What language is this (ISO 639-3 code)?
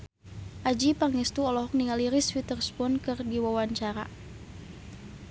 sun